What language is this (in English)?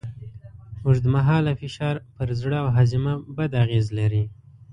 Pashto